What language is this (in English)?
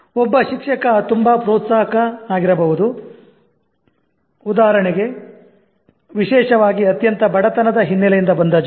Kannada